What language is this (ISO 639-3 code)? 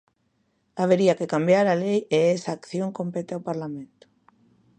glg